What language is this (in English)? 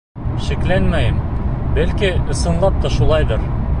Bashkir